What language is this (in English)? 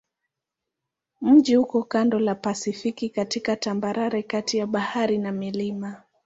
Swahili